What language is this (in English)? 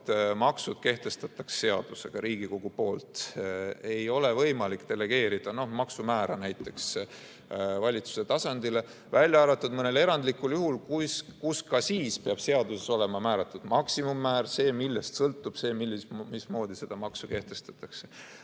Estonian